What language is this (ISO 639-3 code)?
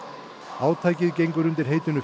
isl